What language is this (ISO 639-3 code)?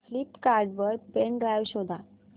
mar